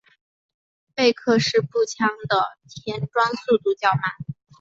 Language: Chinese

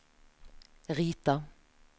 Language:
Norwegian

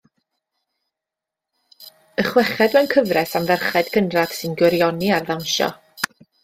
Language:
Welsh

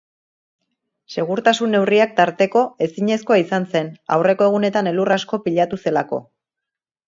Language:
Basque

